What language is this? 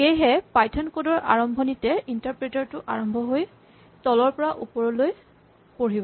Assamese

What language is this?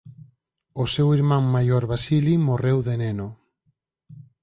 Galician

